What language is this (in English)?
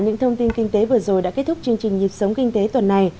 Vietnamese